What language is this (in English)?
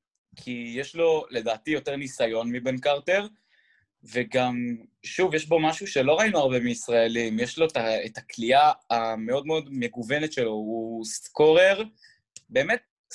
Hebrew